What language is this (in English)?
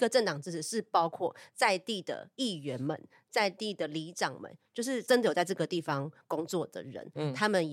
Chinese